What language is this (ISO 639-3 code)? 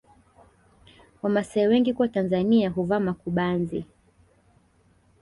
swa